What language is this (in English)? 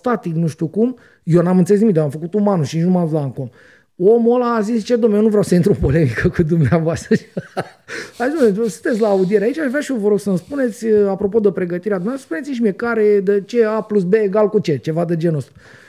Romanian